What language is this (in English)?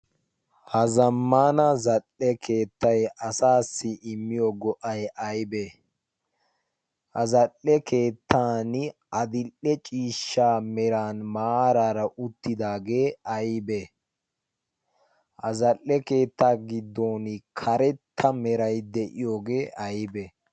Wolaytta